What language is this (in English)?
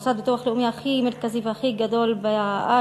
Hebrew